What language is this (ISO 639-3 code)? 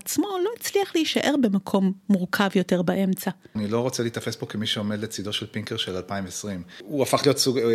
heb